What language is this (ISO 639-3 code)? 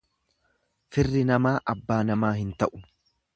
orm